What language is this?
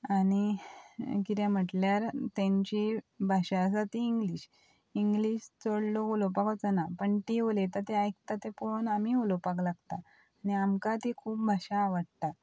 Konkani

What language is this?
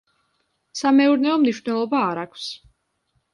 Georgian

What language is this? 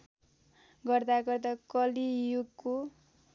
Nepali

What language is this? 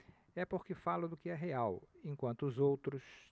Portuguese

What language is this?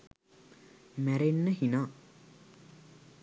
Sinhala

